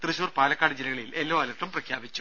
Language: Malayalam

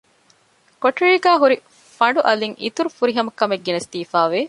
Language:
Divehi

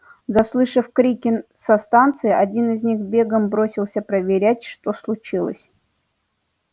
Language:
Russian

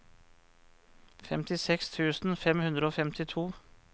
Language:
Norwegian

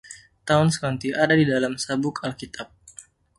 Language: Indonesian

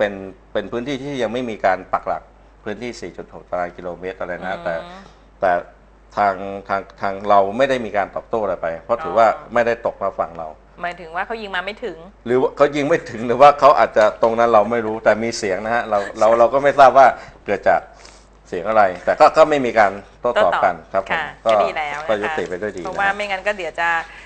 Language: Thai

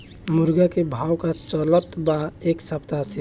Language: Bhojpuri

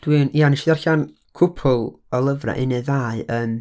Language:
Welsh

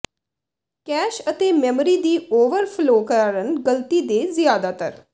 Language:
Punjabi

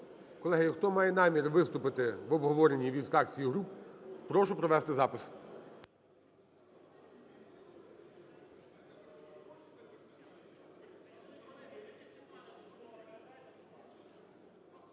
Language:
Ukrainian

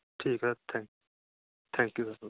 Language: Punjabi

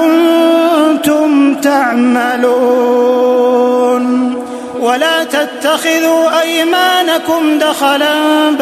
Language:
Arabic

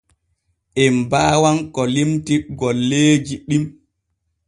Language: Borgu Fulfulde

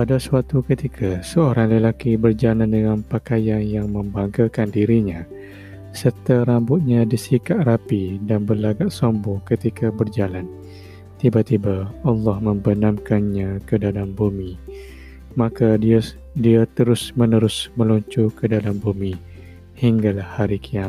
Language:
Malay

